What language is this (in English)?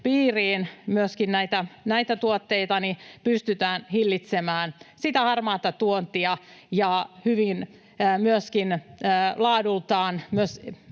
Finnish